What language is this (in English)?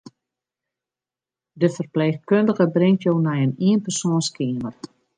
Western Frisian